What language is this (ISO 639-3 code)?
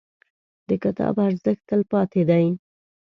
pus